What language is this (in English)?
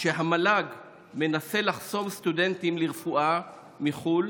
Hebrew